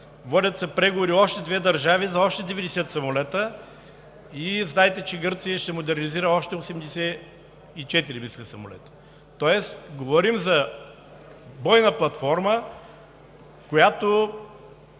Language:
Bulgarian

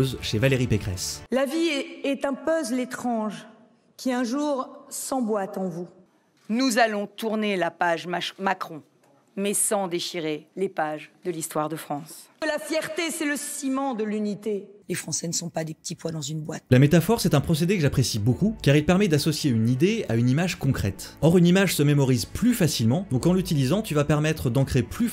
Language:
French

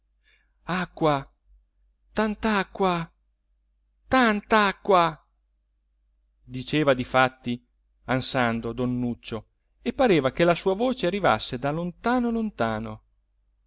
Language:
Italian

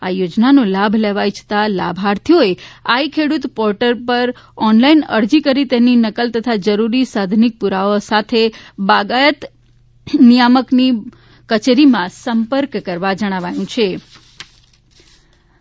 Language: Gujarati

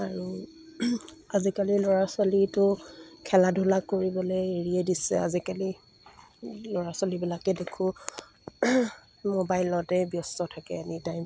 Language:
Assamese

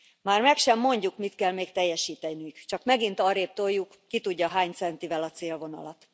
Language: Hungarian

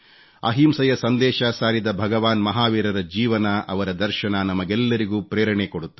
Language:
Kannada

